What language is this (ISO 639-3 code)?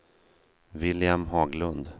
swe